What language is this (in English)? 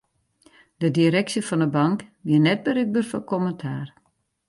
Western Frisian